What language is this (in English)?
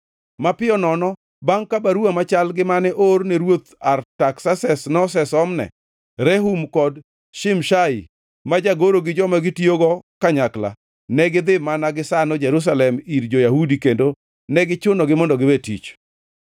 Luo (Kenya and Tanzania)